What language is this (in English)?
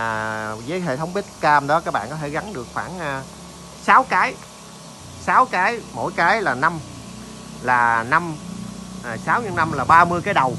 Vietnamese